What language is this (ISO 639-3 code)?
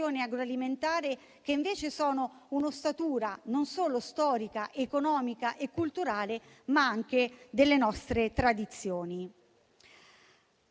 ita